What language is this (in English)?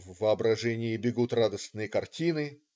Russian